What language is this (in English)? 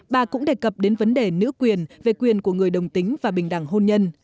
Vietnamese